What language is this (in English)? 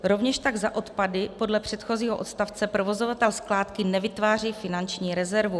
Czech